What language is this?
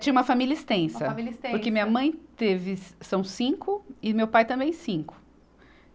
Portuguese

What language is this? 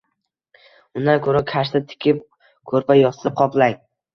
Uzbek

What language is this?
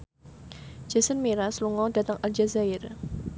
Javanese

